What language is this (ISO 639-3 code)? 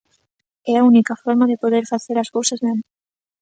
glg